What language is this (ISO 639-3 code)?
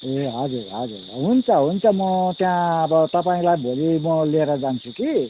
nep